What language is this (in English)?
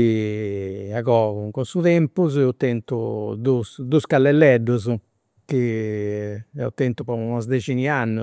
Campidanese Sardinian